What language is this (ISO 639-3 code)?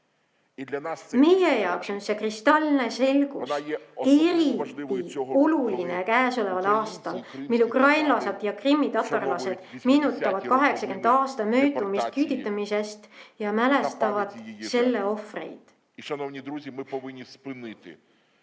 est